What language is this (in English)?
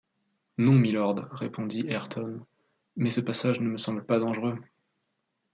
French